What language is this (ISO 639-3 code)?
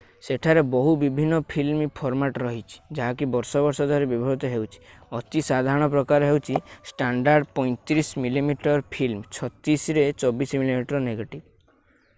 ori